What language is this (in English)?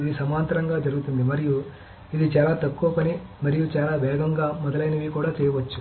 Telugu